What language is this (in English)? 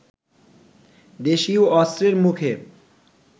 Bangla